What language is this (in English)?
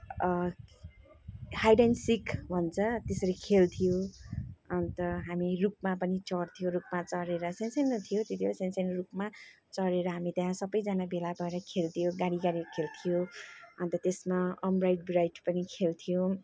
Nepali